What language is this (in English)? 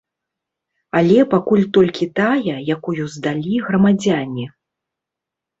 Belarusian